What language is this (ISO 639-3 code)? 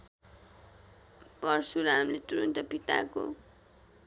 nep